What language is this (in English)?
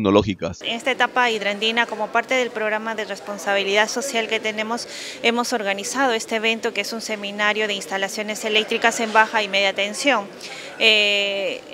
Spanish